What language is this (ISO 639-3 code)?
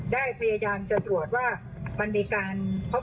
tha